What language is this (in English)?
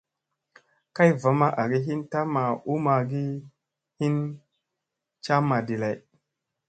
Musey